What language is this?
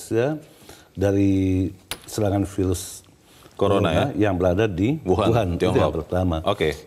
Indonesian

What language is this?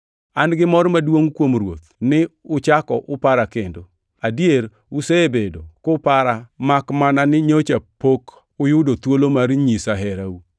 Luo (Kenya and Tanzania)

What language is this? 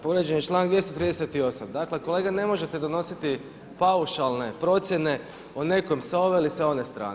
Croatian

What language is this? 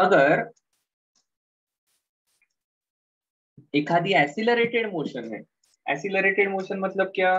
Hindi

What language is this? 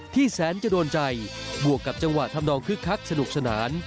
Thai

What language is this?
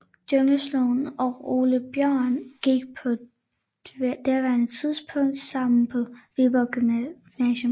Danish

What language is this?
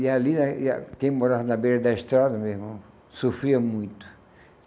Portuguese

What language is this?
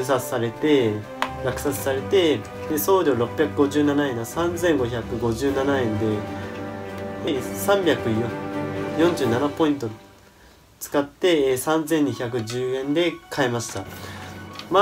Japanese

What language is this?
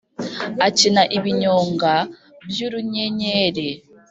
Kinyarwanda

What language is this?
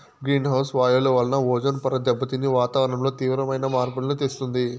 Telugu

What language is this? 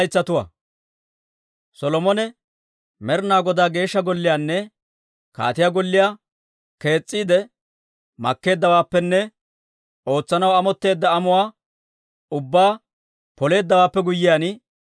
Dawro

